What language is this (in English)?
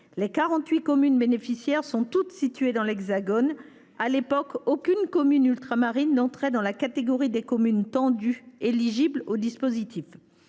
French